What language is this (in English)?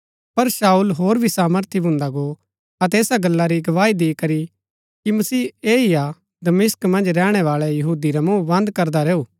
Gaddi